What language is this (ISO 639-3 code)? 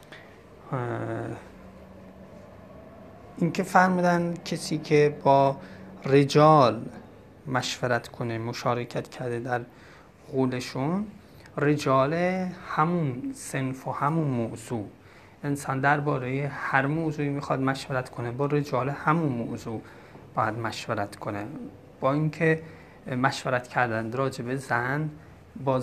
fas